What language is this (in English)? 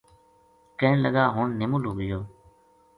Gujari